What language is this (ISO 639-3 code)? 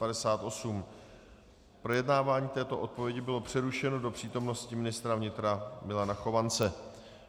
ces